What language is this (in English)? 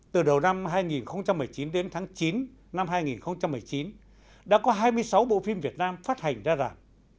Vietnamese